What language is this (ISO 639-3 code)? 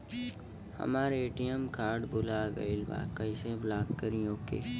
bho